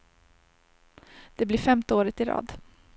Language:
Swedish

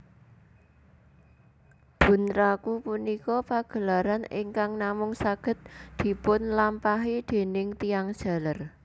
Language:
Javanese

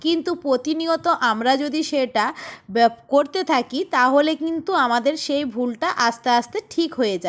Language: Bangla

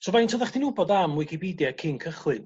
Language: Welsh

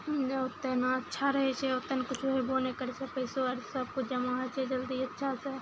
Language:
Maithili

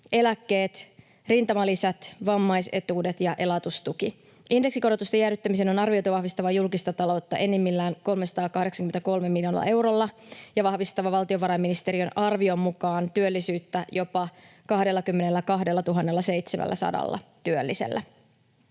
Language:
Finnish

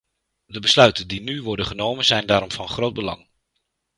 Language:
Dutch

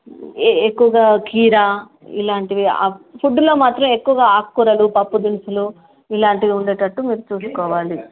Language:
Telugu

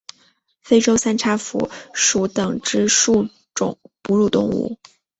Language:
Chinese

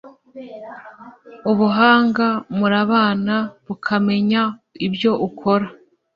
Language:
Kinyarwanda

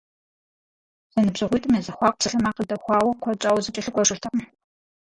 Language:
Kabardian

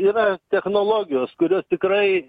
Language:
Lithuanian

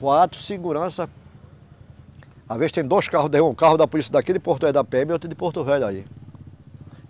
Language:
Portuguese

